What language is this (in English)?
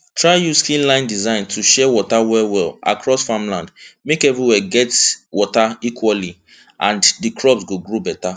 Nigerian Pidgin